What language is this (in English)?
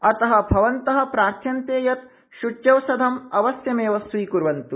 Sanskrit